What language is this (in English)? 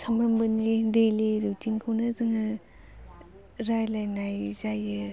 Bodo